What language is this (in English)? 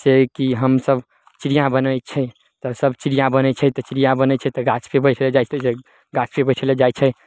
Maithili